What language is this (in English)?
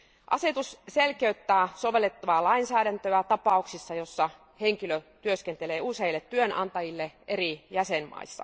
Finnish